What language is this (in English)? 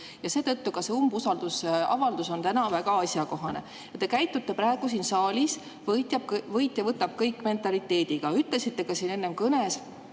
Estonian